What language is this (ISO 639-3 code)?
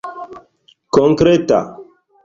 epo